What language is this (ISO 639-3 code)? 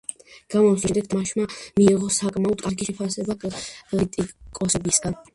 kat